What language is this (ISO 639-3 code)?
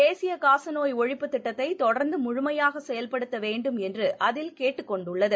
tam